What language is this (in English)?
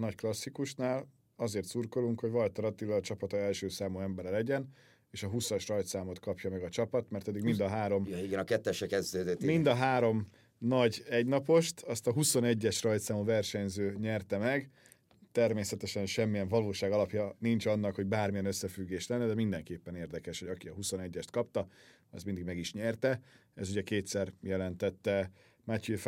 Hungarian